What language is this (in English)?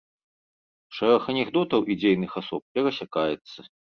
Belarusian